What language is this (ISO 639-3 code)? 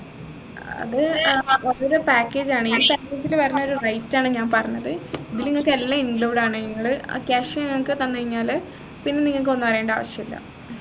mal